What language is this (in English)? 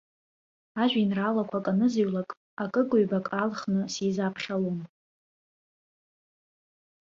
Abkhazian